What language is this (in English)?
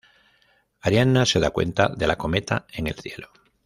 Spanish